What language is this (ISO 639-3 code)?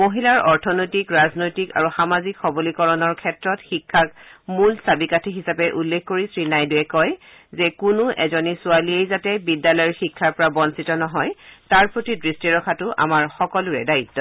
asm